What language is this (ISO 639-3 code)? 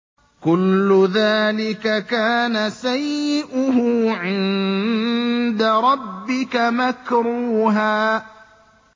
ara